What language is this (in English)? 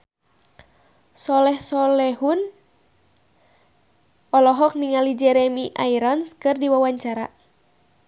Sundanese